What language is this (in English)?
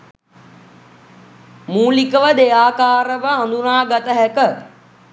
Sinhala